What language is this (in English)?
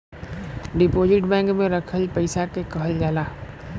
Bhojpuri